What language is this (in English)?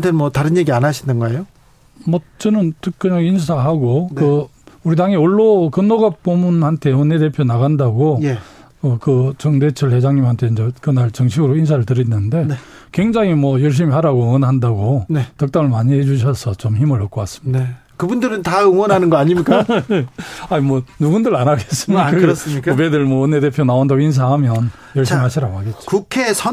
Korean